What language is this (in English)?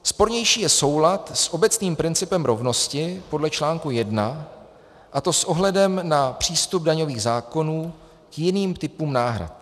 Czech